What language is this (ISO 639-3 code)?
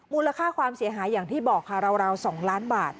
tha